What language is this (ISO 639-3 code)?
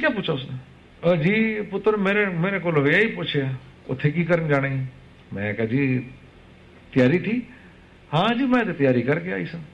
urd